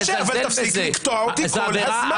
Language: Hebrew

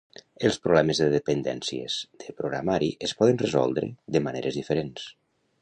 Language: Catalan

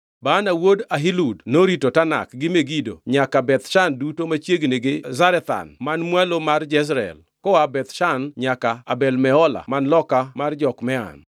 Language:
Luo (Kenya and Tanzania)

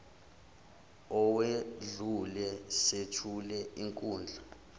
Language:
Zulu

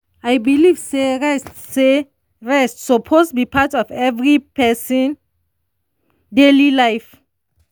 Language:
Nigerian Pidgin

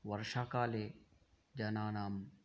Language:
Sanskrit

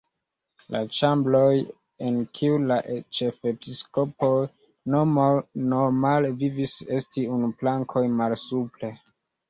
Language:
Esperanto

